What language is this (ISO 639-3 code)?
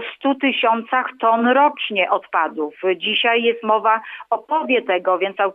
pol